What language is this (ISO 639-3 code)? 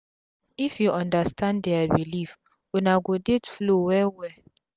pcm